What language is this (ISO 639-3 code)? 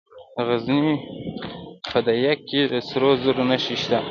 pus